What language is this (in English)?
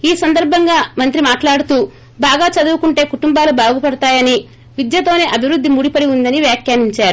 Telugu